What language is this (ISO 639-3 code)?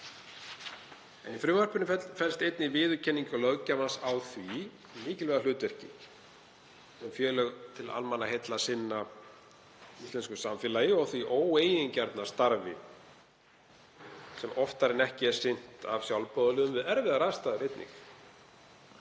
isl